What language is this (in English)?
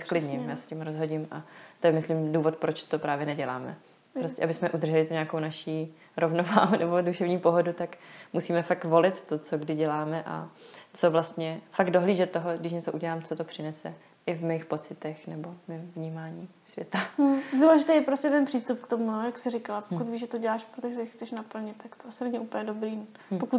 Czech